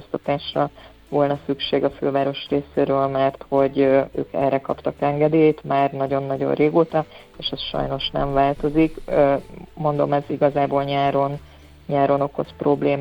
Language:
Hungarian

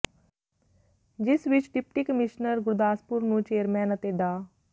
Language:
Punjabi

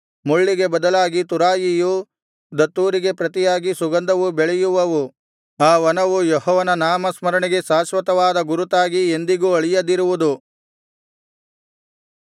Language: Kannada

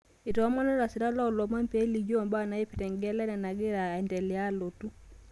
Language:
Masai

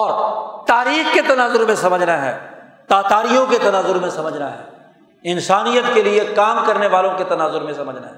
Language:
Urdu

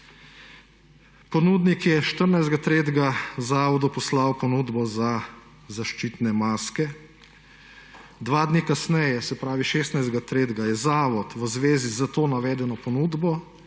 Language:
Slovenian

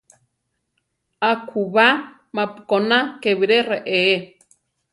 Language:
Central Tarahumara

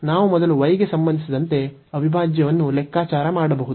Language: Kannada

